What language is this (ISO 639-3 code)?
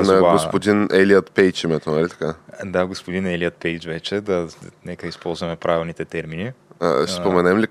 bul